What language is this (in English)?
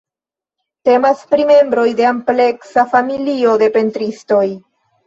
Esperanto